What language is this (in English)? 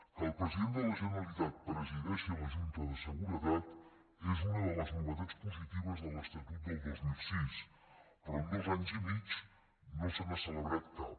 Catalan